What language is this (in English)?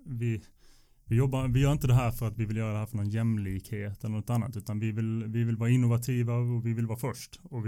Swedish